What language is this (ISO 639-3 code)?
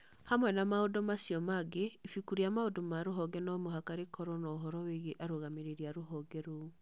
kik